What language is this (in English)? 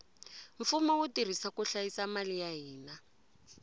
Tsonga